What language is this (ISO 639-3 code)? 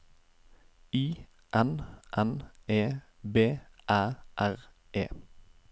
nor